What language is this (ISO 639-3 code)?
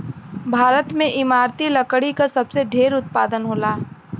bho